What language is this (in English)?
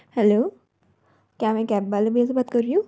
Hindi